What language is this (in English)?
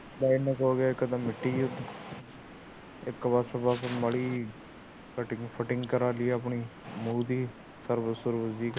Punjabi